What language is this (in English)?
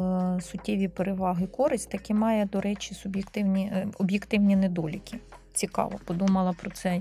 Ukrainian